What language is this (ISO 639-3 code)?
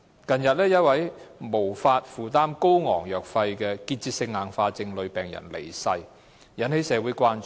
yue